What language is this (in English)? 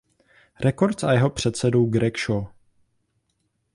Czech